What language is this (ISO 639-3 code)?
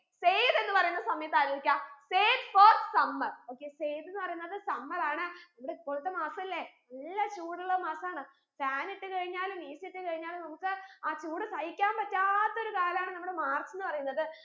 mal